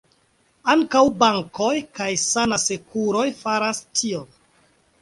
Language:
Esperanto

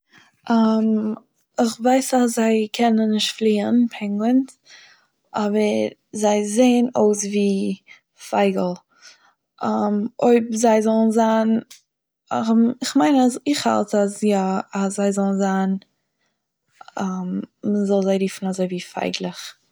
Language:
Yiddish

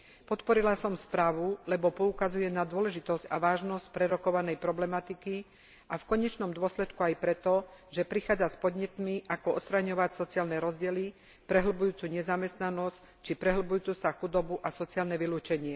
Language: Slovak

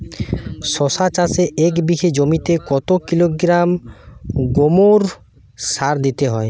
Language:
Bangla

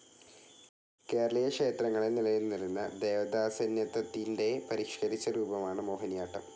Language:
Malayalam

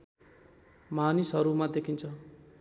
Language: Nepali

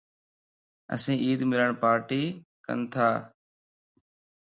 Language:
Lasi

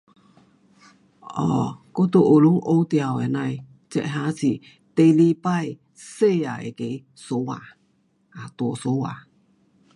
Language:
Pu-Xian Chinese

